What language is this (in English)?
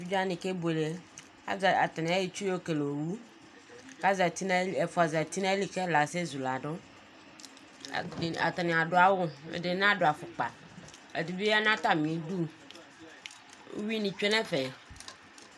Ikposo